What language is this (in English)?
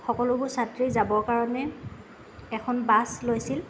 Assamese